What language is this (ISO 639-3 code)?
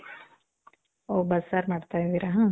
kan